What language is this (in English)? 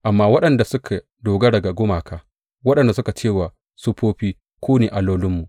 Hausa